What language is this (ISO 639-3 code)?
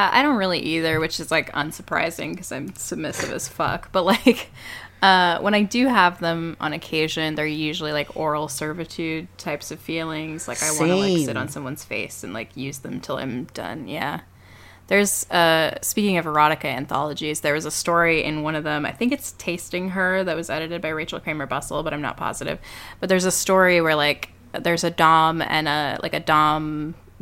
eng